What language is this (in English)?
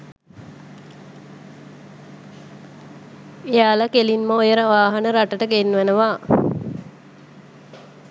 Sinhala